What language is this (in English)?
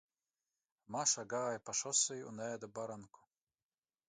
Latvian